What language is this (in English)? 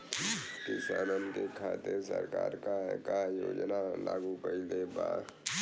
Bhojpuri